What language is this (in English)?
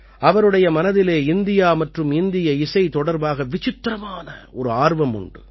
Tamil